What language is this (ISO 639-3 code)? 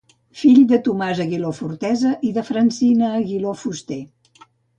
cat